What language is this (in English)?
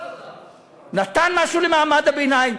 Hebrew